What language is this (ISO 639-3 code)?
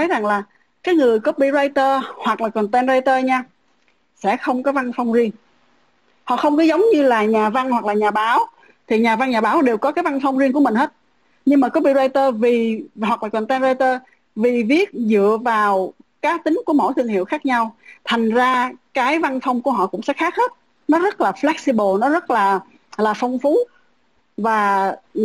vie